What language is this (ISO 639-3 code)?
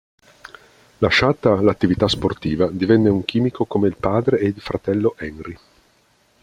ita